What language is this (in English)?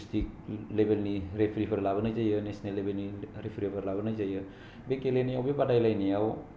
Bodo